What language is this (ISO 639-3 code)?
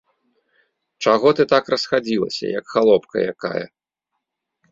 bel